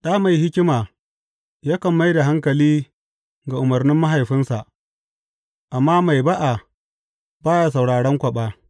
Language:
Hausa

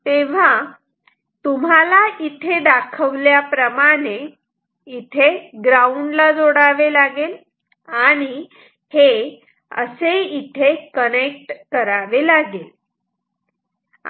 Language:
Marathi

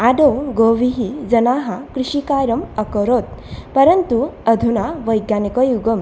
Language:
Sanskrit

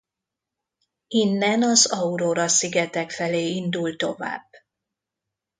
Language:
Hungarian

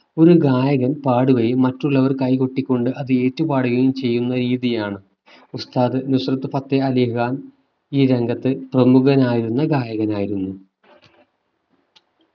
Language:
Malayalam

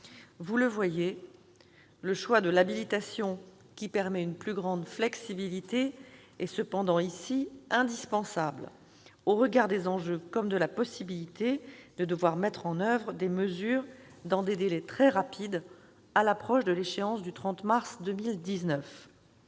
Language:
French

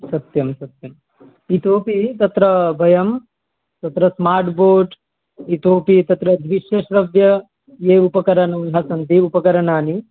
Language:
Sanskrit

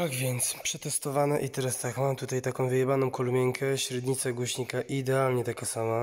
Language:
Polish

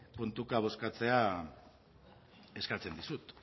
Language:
Basque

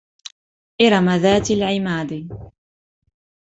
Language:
Arabic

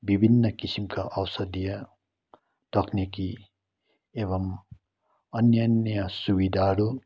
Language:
Nepali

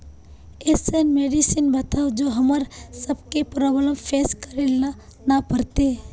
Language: Magahi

